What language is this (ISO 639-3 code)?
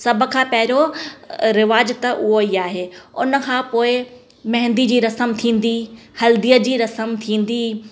snd